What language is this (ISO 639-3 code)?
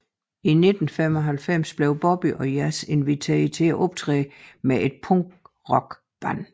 dan